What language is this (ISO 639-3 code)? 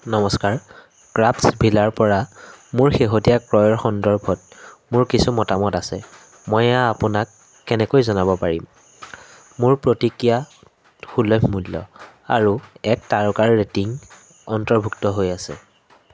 asm